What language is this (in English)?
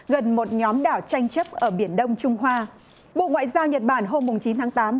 Vietnamese